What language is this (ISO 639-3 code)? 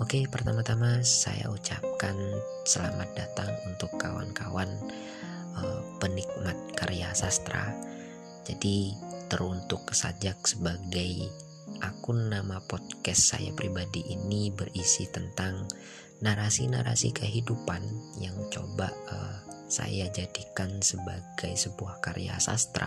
ind